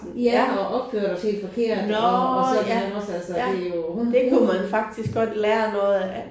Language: Danish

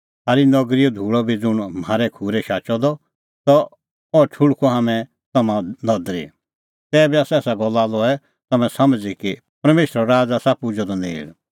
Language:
Kullu Pahari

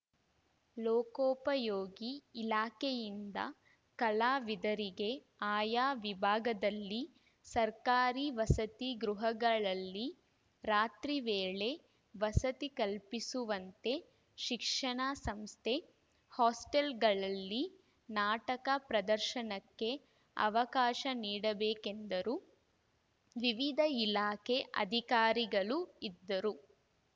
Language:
Kannada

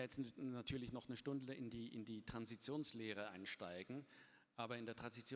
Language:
German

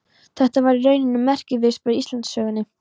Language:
Icelandic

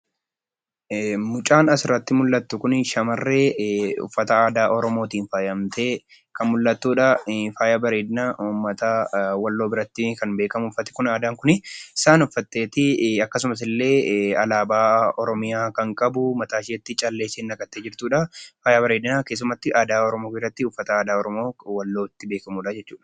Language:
Oromo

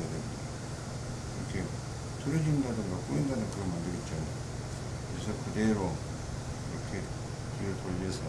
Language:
Korean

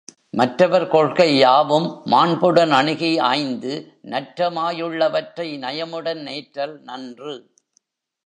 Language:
Tamil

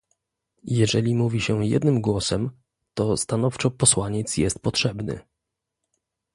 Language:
Polish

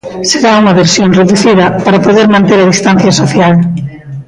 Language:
Galician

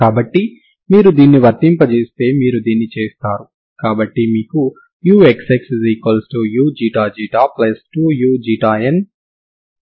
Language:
Telugu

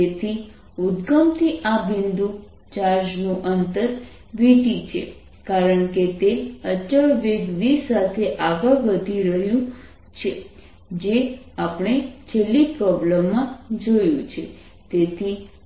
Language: Gujarati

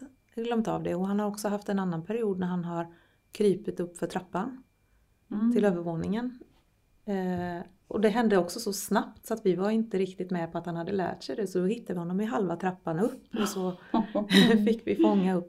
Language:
Swedish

